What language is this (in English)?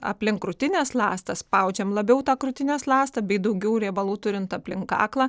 Lithuanian